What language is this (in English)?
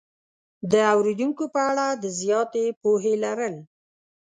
Pashto